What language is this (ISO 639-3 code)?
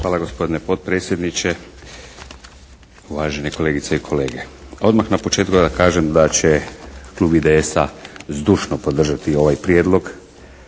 hrv